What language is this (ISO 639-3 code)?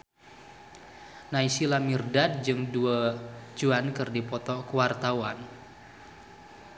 sun